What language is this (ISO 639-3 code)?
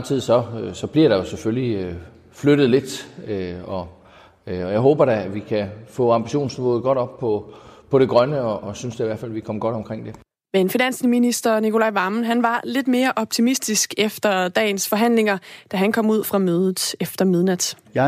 dan